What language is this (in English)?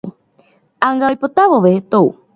Guarani